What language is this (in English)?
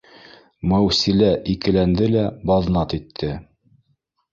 Bashkir